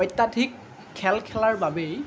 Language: Assamese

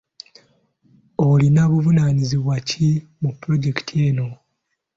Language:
Ganda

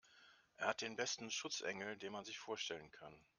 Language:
German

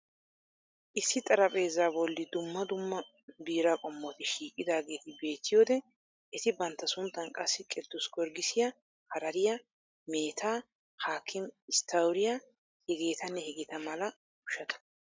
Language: Wolaytta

